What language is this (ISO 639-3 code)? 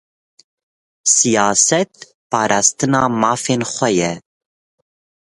kur